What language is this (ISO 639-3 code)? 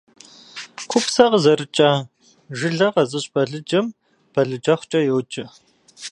kbd